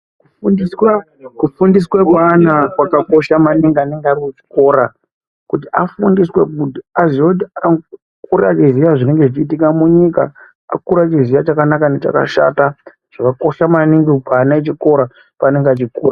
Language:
Ndau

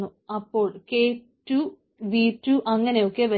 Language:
Malayalam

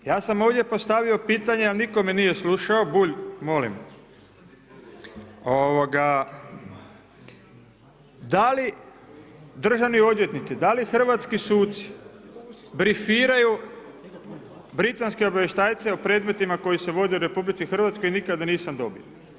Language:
Croatian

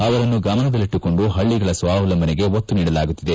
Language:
Kannada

